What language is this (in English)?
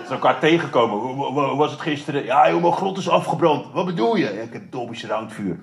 Dutch